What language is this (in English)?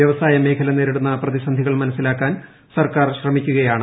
Malayalam